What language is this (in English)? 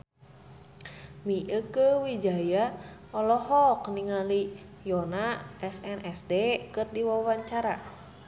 Sundanese